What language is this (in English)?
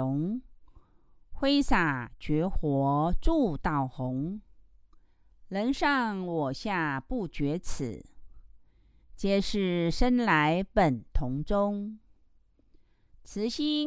Chinese